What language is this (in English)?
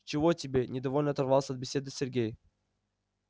Russian